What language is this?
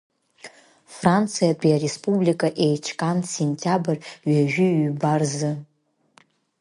Abkhazian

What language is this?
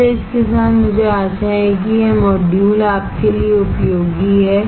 Hindi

